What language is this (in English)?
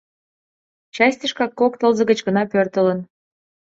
Mari